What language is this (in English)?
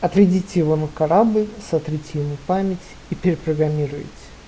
Russian